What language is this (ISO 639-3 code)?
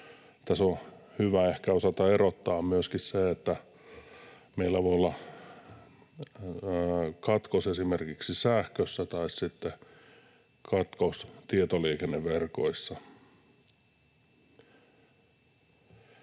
fin